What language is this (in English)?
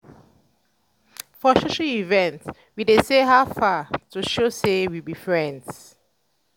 Nigerian Pidgin